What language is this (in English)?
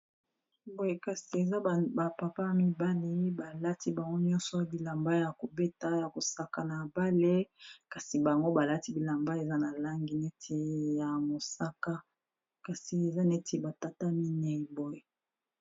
Lingala